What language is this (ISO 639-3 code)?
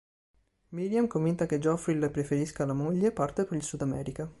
ita